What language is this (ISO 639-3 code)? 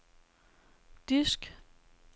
dan